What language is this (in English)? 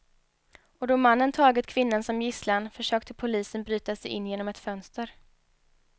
Swedish